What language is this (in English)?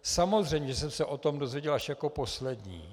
Czech